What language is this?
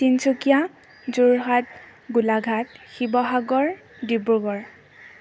Assamese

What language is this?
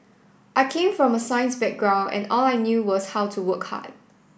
English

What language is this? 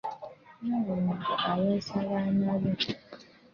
Ganda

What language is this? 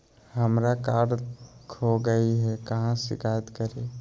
Magahi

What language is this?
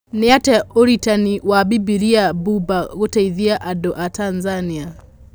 Kikuyu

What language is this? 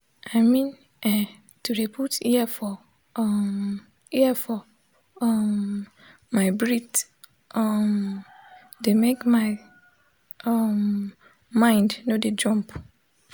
Nigerian Pidgin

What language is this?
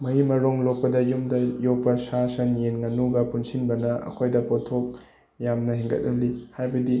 Manipuri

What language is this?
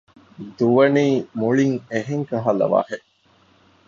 Divehi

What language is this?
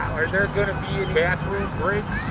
English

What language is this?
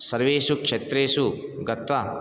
Sanskrit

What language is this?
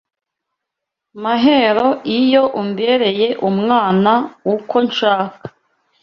Kinyarwanda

